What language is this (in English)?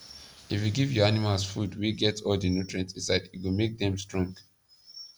Nigerian Pidgin